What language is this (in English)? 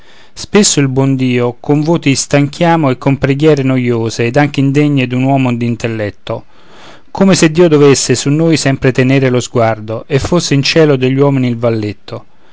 Italian